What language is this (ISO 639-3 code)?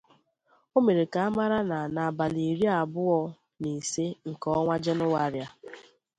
ibo